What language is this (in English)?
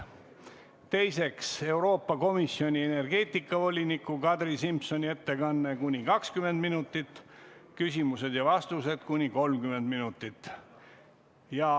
Estonian